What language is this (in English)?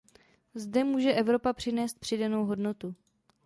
Czech